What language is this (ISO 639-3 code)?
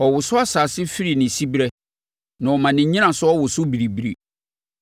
aka